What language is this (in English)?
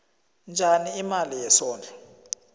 South Ndebele